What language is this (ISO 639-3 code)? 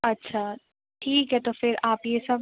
hin